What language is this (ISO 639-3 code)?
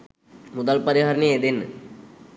sin